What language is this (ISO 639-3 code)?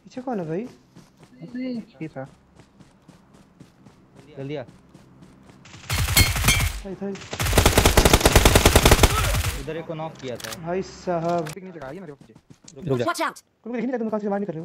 ron